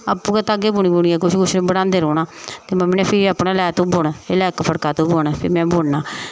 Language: Dogri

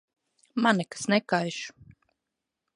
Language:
Latvian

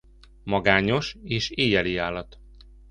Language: Hungarian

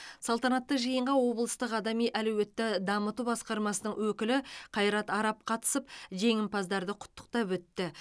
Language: Kazakh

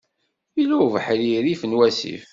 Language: Kabyle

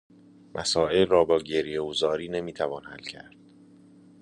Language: Persian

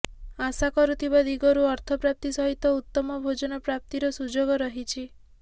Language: Odia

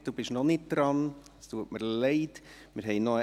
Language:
Swiss German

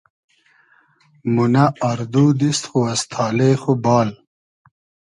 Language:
Hazaragi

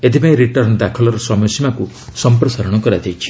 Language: Odia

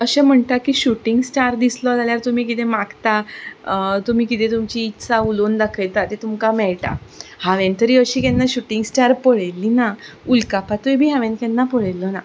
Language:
Konkani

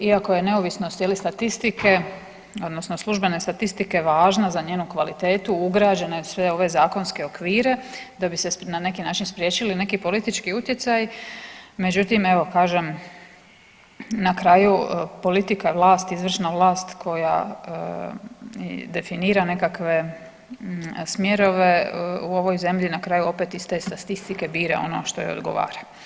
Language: Croatian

